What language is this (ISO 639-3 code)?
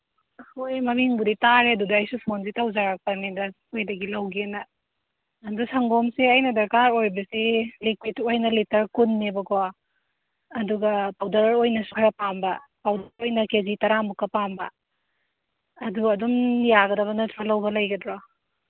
mni